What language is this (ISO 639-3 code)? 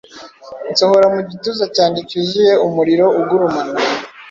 kin